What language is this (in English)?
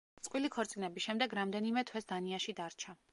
Georgian